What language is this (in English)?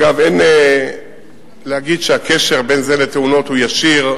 Hebrew